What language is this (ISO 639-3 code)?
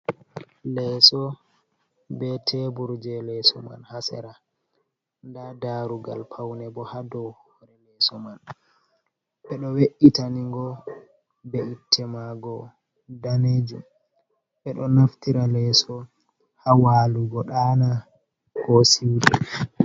ful